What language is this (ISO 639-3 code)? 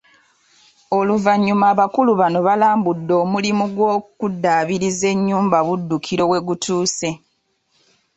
lug